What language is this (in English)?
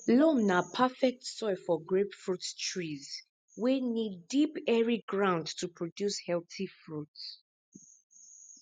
Nigerian Pidgin